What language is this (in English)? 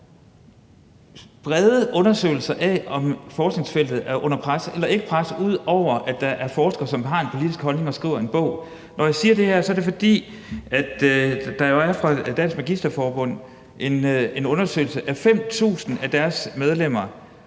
Danish